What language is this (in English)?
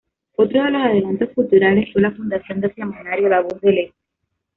Spanish